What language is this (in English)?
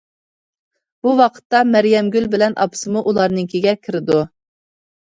Uyghur